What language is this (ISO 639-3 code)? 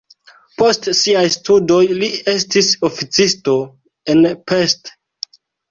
epo